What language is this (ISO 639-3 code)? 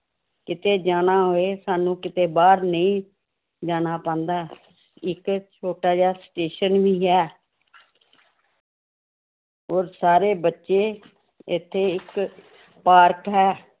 pan